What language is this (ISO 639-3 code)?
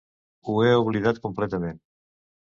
cat